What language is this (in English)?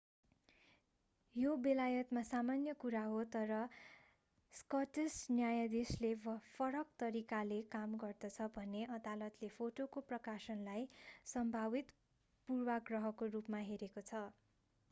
Nepali